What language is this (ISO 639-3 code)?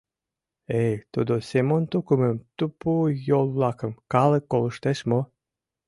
chm